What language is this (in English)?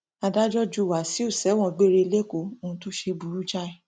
Yoruba